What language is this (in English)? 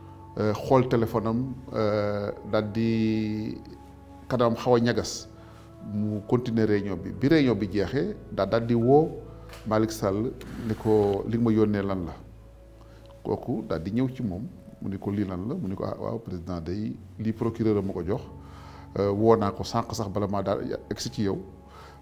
Arabic